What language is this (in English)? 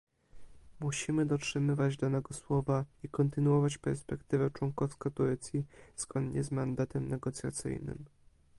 Polish